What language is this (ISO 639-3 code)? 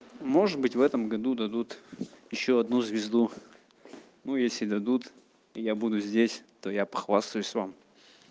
rus